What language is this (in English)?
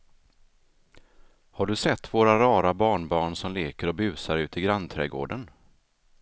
Swedish